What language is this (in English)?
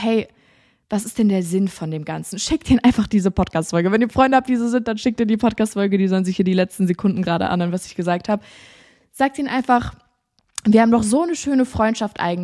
German